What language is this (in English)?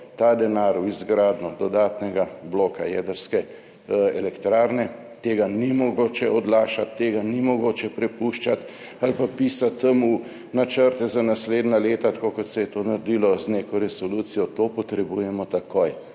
Slovenian